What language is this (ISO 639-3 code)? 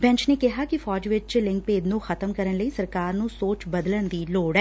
pan